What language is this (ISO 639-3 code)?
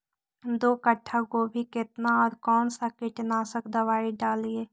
mag